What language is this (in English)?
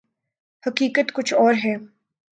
Urdu